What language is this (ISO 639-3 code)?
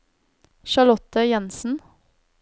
nor